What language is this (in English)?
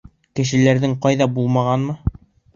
Bashkir